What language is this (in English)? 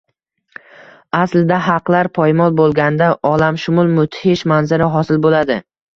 Uzbek